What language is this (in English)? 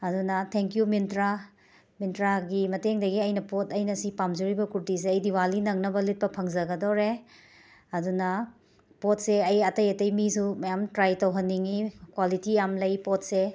Manipuri